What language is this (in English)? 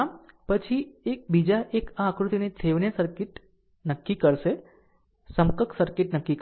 Gujarati